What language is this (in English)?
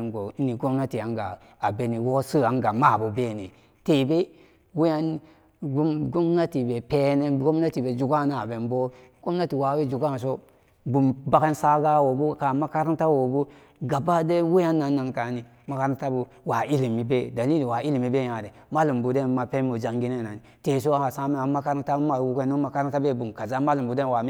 Samba Daka